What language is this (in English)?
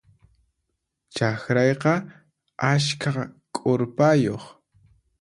Puno Quechua